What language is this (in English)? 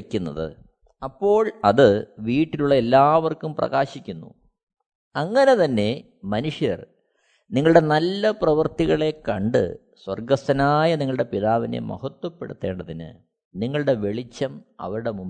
Malayalam